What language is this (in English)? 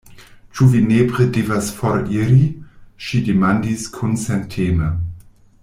Esperanto